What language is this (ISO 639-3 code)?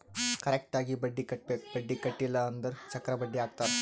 kan